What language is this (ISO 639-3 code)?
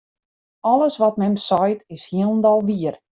fry